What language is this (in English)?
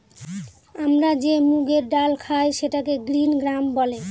Bangla